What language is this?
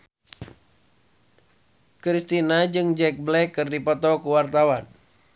Sundanese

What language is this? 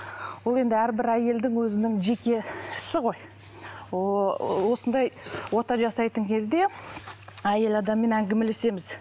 Kazakh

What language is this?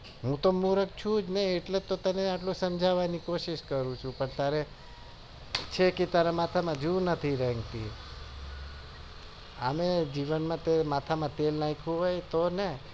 Gujarati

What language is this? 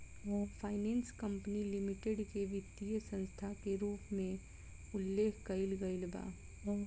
Bhojpuri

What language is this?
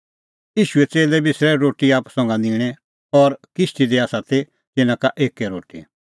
Kullu Pahari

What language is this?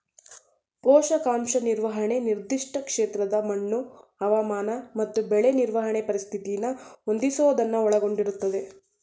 Kannada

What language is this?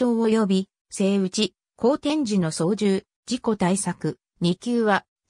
Japanese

